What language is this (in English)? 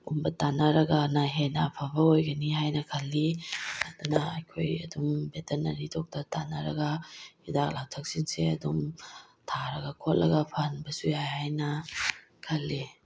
Manipuri